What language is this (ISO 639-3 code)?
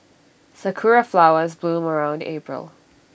eng